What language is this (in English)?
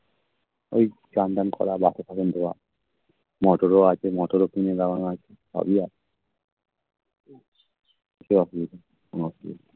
Bangla